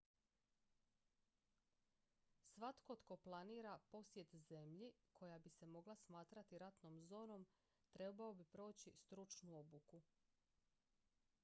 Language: Croatian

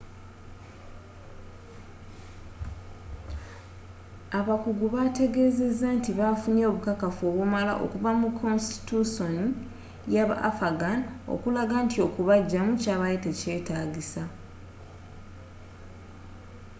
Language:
Ganda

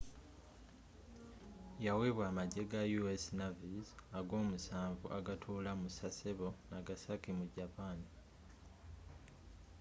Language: Ganda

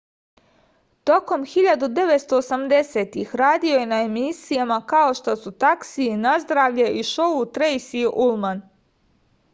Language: Serbian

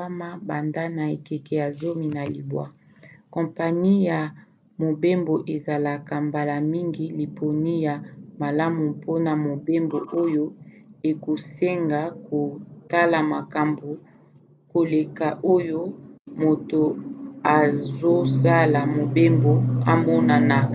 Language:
Lingala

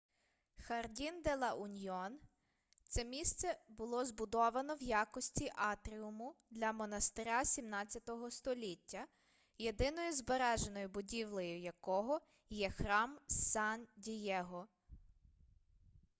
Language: Ukrainian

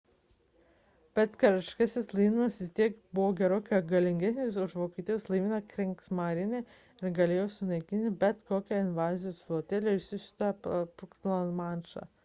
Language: Lithuanian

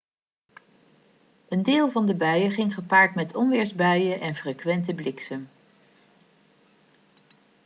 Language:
Dutch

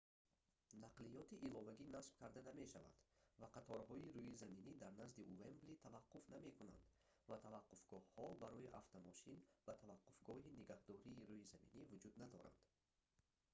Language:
Tajik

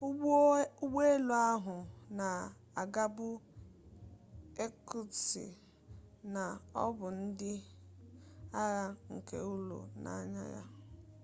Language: Igbo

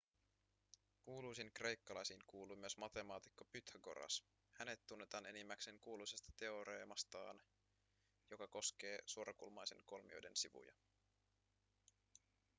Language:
Finnish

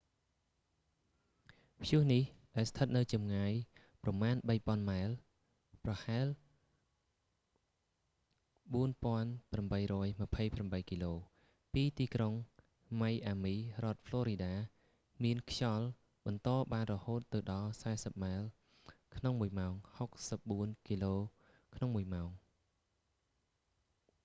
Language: Khmer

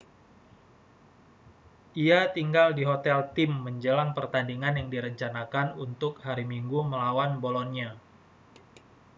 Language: Indonesian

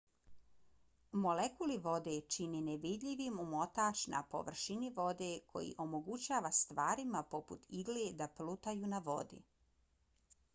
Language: Bosnian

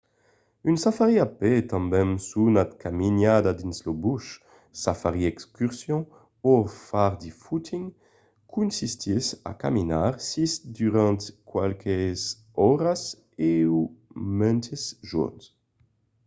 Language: Occitan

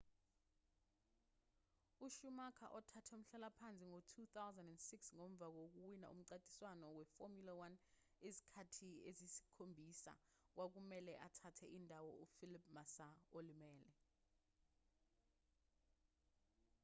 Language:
Zulu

